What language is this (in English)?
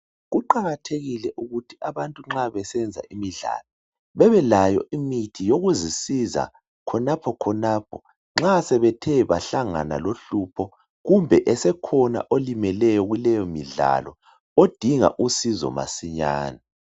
North Ndebele